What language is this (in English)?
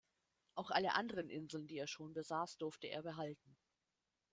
German